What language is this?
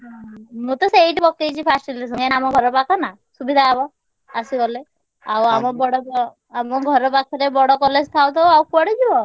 Odia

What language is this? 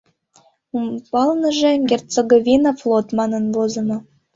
Mari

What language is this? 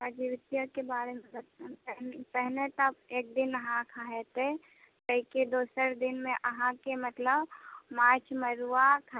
Maithili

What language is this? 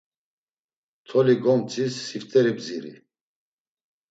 Laz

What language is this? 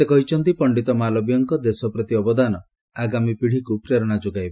Odia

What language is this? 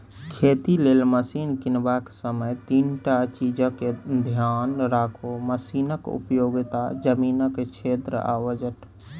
Maithili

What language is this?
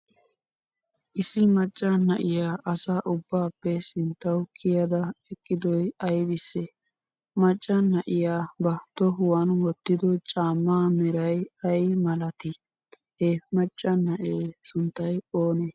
Wolaytta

